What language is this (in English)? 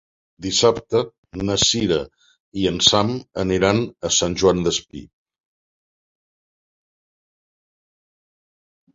Catalan